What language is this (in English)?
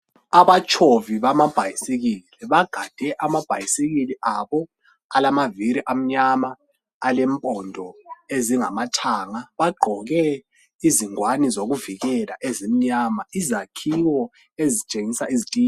North Ndebele